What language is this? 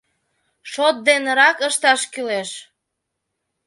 Mari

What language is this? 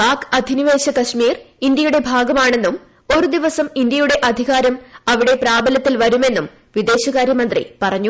Malayalam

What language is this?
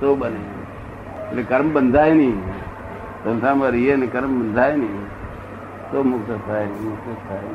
Gujarati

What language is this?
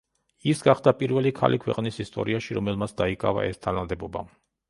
Georgian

